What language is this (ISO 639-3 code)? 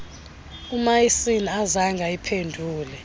xho